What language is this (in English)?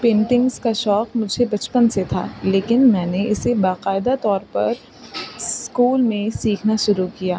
Urdu